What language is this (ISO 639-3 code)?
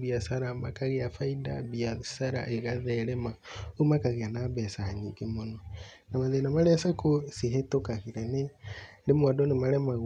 kik